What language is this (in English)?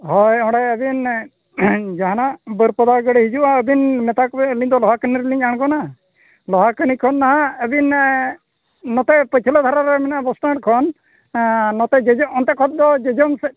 Santali